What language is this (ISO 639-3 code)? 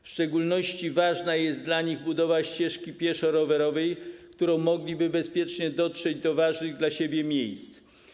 pol